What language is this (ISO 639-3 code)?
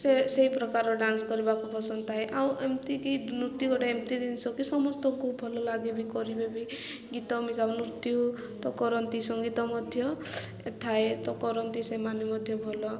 ori